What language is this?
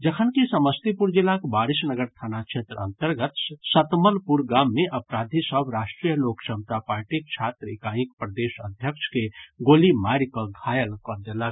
Maithili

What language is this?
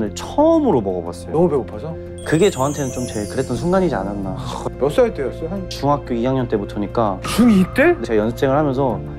Korean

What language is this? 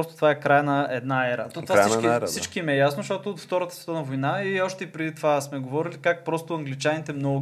Bulgarian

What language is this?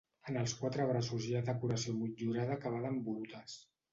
Catalan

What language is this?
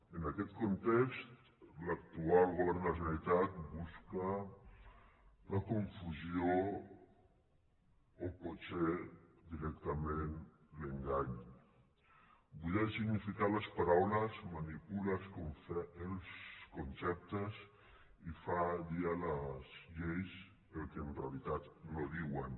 Catalan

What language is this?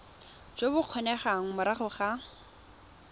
Tswana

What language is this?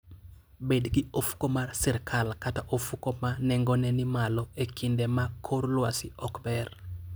Luo (Kenya and Tanzania)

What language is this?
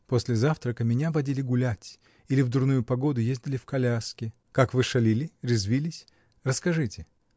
Russian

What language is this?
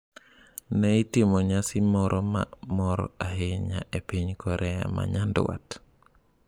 Luo (Kenya and Tanzania)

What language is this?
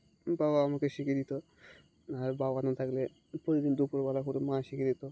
Bangla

